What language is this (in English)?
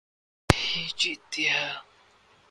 Urdu